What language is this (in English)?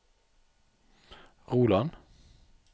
Norwegian